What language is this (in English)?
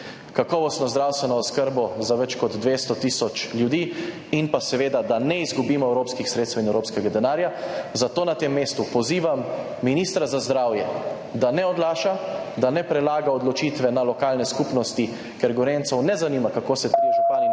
Slovenian